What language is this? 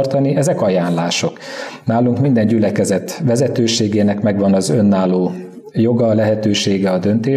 Hungarian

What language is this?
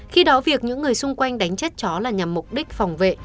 Vietnamese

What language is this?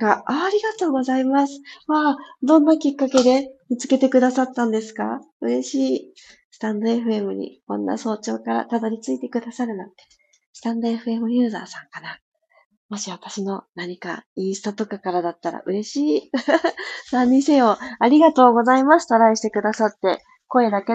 Japanese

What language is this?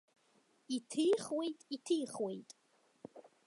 Abkhazian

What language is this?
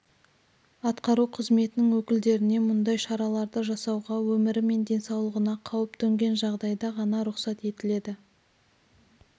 Kazakh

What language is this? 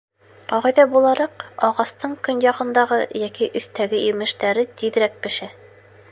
Bashkir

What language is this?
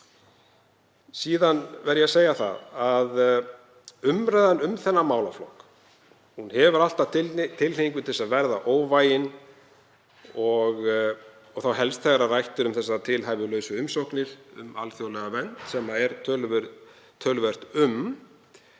Icelandic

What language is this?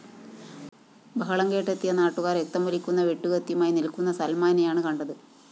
Malayalam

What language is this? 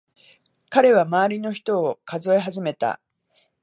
Japanese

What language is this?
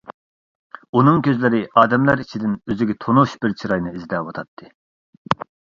Uyghur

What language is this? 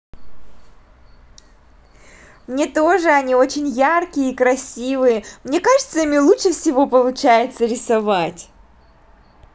Russian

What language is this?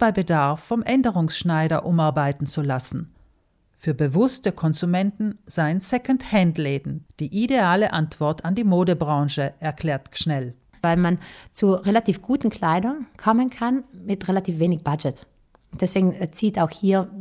German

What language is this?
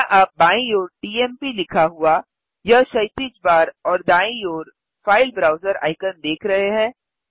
Hindi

